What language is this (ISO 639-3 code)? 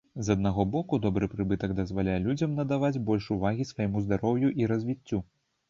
bel